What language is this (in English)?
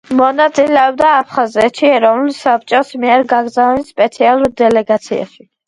Georgian